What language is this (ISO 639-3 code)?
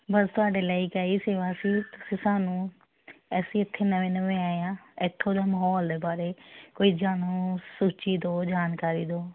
pan